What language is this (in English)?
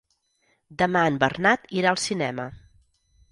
Catalan